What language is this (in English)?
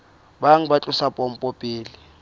Southern Sotho